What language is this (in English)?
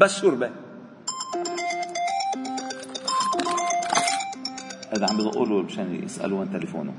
Arabic